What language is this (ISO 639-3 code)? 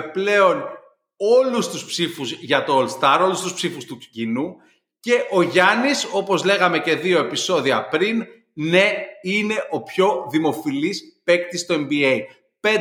ell